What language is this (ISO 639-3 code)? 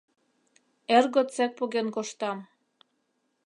chm